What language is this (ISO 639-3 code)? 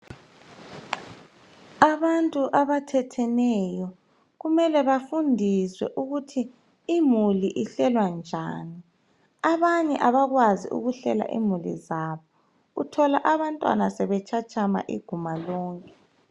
nde